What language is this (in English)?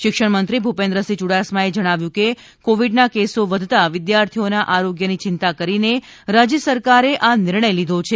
Gujarati